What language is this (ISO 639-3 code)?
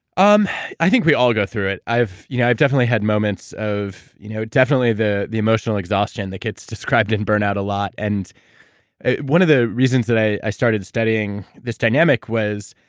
eng